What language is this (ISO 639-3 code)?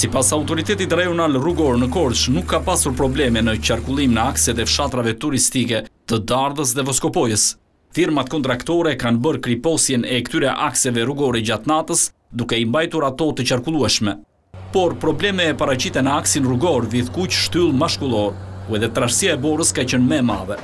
ron